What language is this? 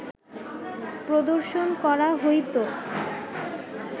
Bangla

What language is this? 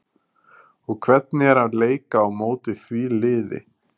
Icelandic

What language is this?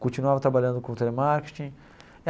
Portuguese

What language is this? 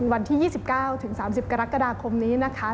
Thai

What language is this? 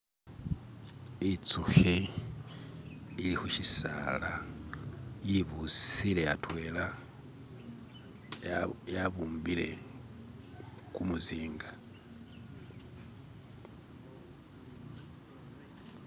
Masaaba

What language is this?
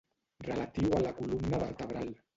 Catalan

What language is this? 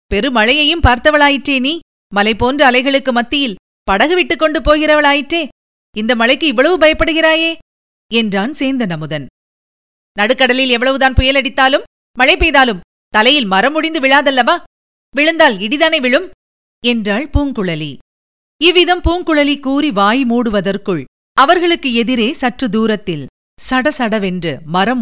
Tamil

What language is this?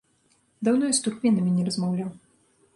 Belarusian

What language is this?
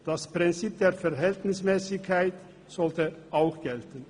Swiss German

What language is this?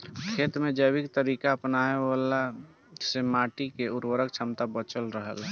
Bhojpuri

